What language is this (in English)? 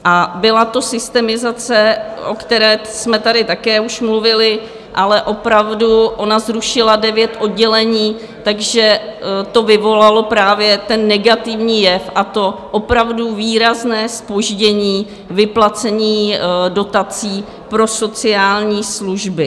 Czech